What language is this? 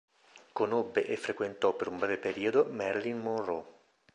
Italian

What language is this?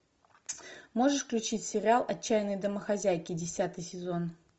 Russian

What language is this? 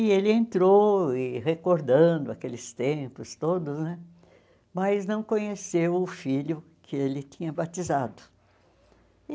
Portuguese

